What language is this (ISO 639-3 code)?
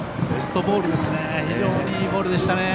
jpn